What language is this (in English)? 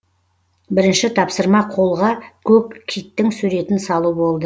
Kazakh